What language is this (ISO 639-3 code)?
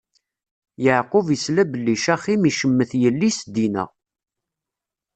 kab